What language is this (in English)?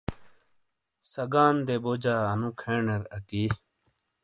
Shina